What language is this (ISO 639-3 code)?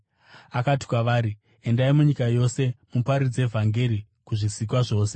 sna